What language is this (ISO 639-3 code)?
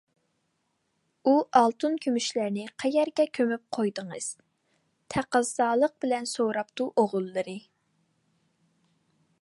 uig